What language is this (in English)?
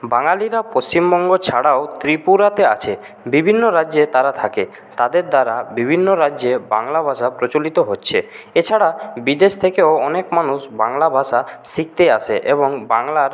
Bangla